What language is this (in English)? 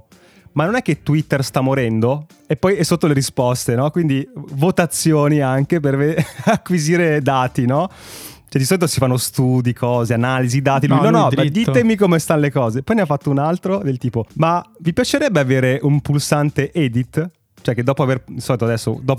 Italian